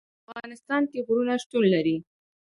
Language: Pashto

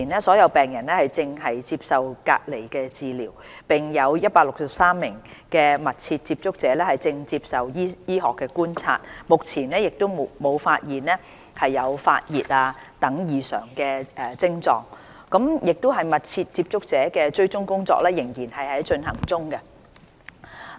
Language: Cantonese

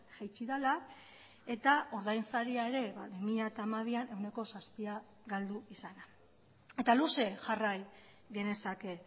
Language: Basque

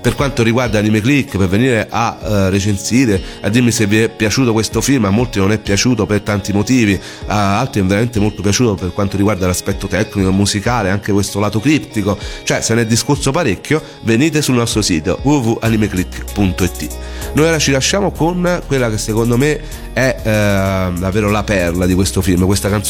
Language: Italian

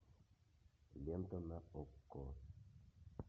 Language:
Russian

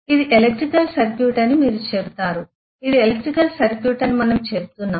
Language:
Telugu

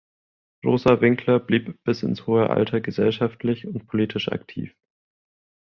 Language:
German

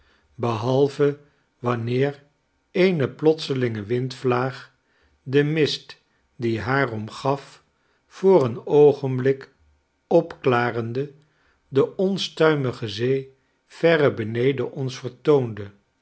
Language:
Dutch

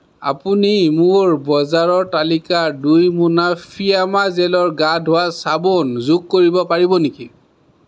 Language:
Assamese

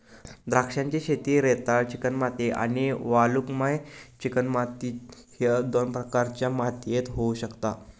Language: Marathi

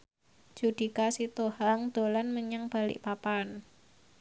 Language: Javanese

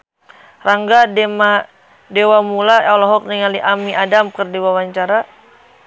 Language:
Sundanese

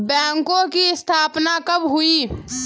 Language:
Hindi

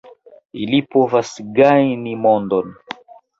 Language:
Esperanto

